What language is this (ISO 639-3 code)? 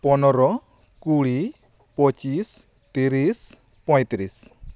sat